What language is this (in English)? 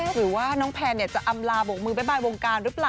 Thai